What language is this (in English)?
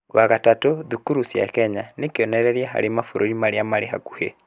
Kikuyu